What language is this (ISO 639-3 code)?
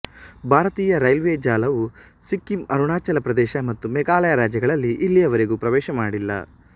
kan